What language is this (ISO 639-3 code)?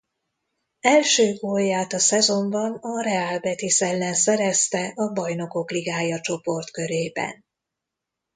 hun